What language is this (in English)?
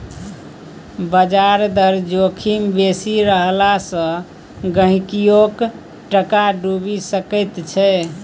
Maithili